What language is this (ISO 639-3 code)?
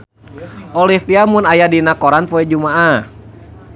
sun